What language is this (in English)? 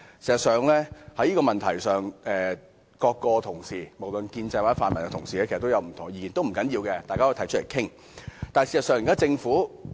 Cantonese